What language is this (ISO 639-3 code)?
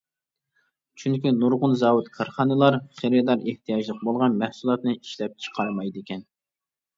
uig